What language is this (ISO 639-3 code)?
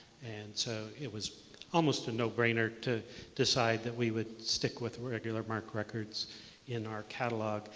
eng